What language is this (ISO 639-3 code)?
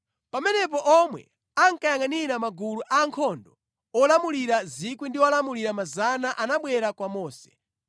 nya